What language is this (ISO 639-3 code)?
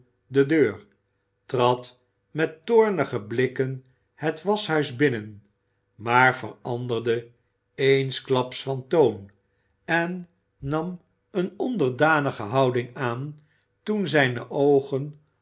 nld